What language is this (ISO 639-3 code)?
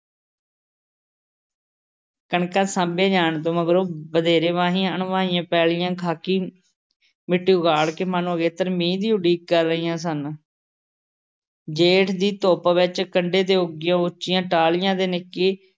pan